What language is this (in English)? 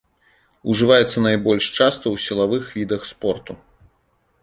Belarusian